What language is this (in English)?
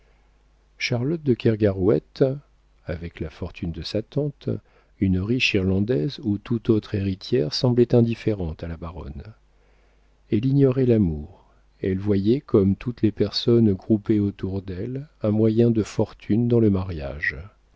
French